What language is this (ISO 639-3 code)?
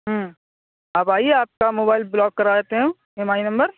urd